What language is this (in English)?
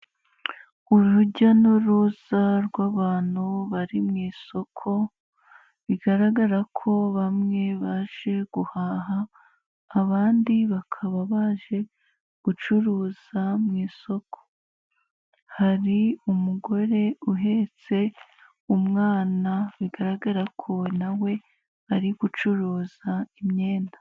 Kinyarwanda